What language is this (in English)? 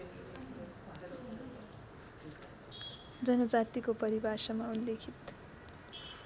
Nepali